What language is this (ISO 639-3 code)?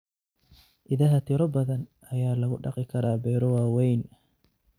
som